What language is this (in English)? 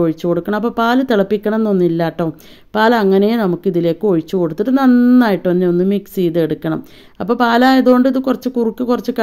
Arabic